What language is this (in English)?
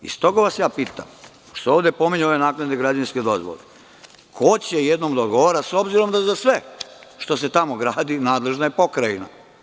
Serbian